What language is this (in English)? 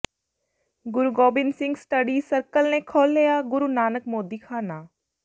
Punjabi